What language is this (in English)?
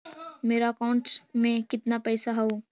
Magahi